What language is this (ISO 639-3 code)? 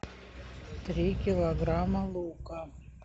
rus